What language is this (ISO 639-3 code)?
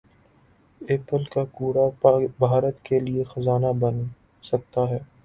urd